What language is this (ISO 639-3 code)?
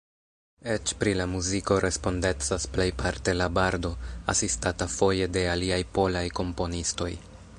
epo